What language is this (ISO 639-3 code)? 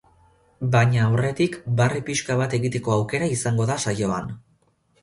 eus